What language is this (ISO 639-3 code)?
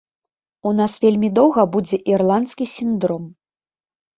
bel